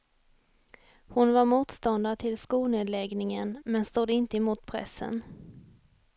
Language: Swedish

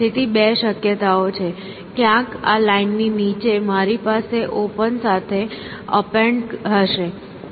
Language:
Gujarati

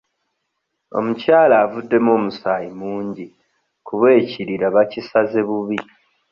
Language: Ganda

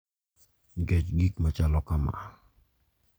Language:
Luo (Kenya and Tanzania)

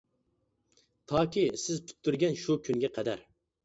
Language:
Uyghur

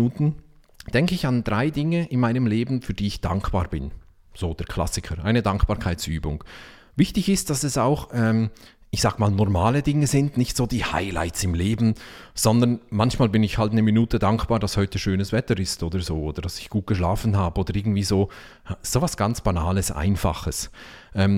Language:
German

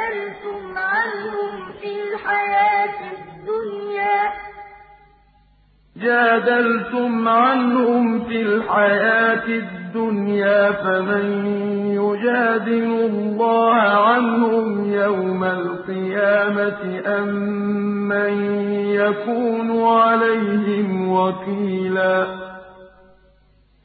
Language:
Arabic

